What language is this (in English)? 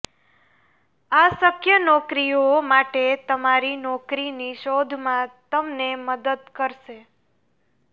Gujarati